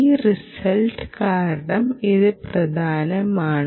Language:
Malayalam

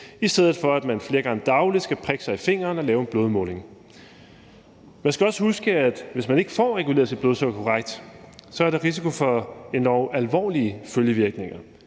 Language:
Danish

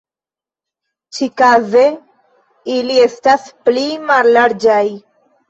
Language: Esperanto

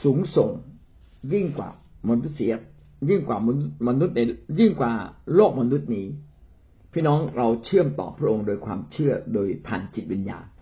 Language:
Thai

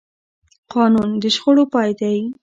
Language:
Pashto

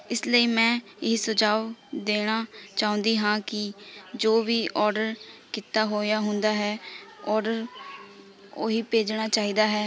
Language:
Punjabi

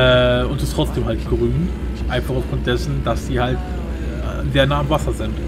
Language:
German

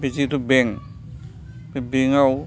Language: Bodo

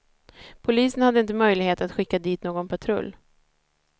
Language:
Swedish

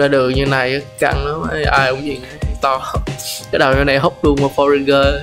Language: Vietnamese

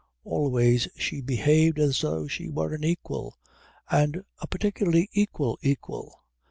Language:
English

